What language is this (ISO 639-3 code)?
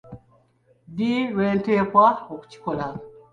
lug